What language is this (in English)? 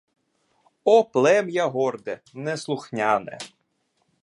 Ukrainian